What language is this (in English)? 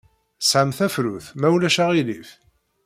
Kabyle